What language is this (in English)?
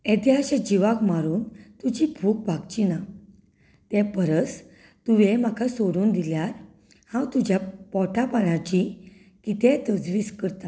Konkani